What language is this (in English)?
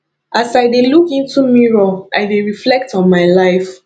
Nigerian Pidgin